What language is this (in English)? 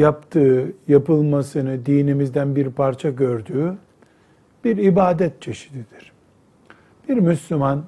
Turkish